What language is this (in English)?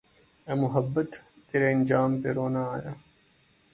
Urdu